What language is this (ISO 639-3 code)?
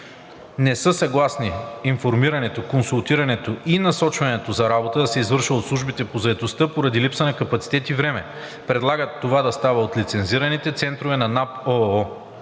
bul